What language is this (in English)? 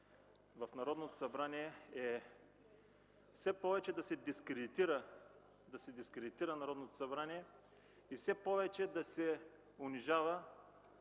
Bulgarian